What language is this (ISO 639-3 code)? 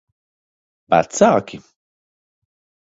lav